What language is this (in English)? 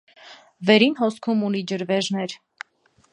Armenian